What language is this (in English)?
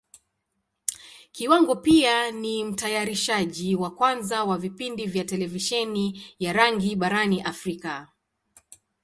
Swahili